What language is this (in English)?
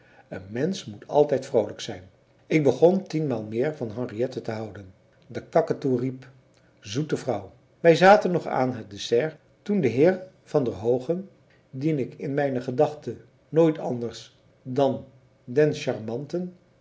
Dutch